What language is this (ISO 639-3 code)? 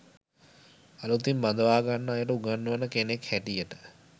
sin